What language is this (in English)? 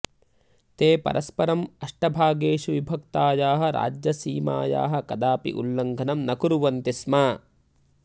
Sanskrit